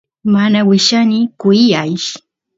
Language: Santiago del Estero Quichua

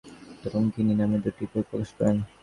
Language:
Bangla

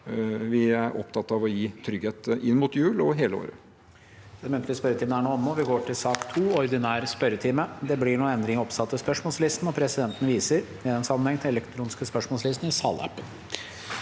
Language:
Norwegian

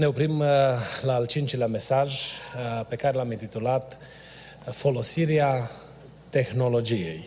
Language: Romanian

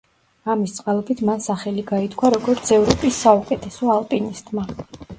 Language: Georgian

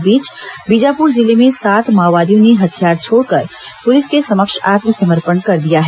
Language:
Hindi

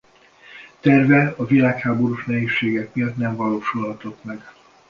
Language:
Hungarian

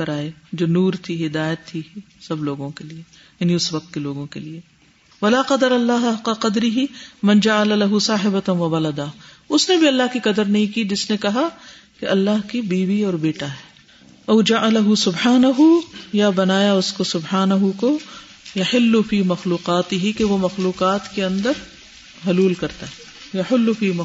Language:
Urdu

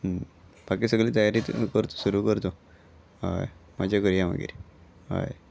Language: Konkani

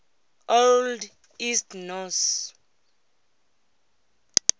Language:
Tswana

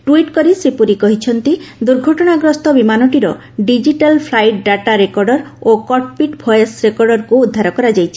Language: Odia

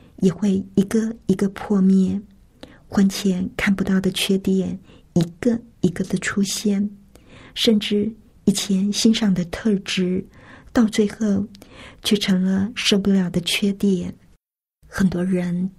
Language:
Chinese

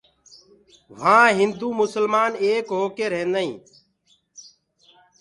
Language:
Gurgula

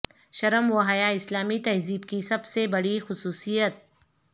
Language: Urdu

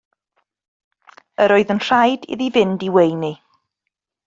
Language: Welsh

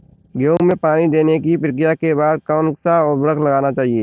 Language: Hindi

